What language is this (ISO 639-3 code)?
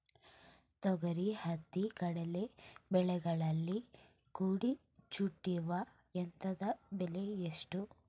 kan